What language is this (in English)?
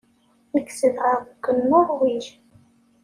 Kabyle